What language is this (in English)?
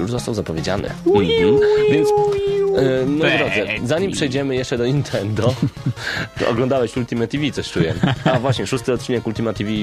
Polish